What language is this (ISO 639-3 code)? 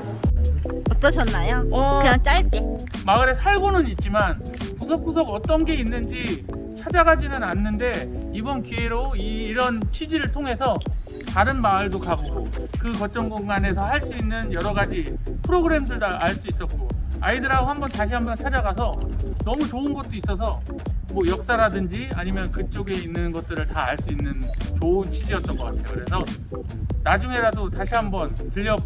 kor